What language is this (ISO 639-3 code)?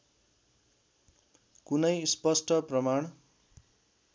nep